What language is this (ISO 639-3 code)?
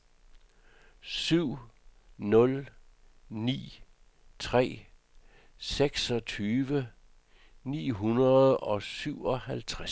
dan